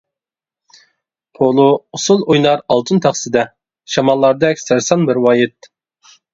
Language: Uyghur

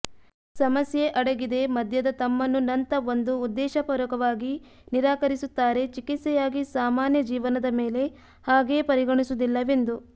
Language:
Kannada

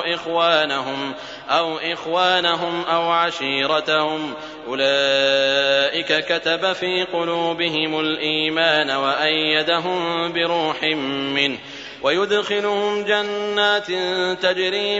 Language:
Arabic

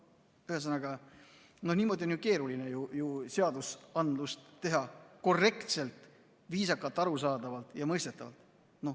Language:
Estonian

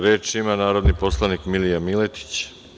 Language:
Serbian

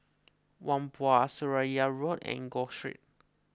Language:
English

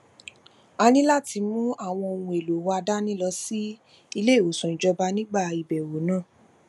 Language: Yoruba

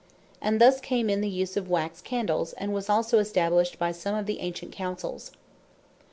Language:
English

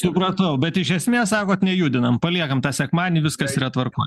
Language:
Lithuanian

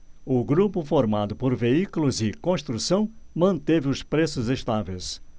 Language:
Portuguese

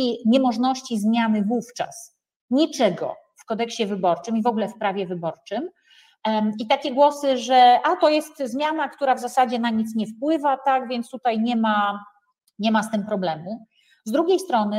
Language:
Polish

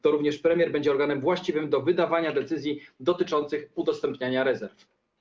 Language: Polish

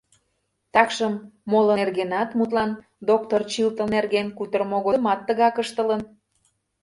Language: Mari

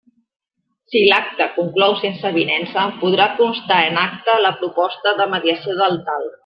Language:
Catalan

